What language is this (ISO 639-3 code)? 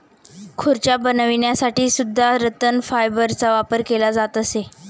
mar